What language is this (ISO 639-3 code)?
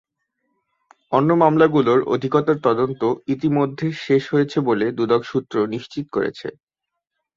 ben